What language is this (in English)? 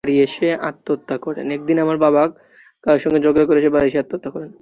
Bangla